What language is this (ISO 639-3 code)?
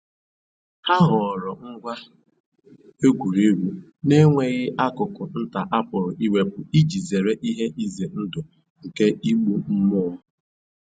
ibo